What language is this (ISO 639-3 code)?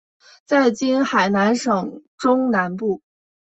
zho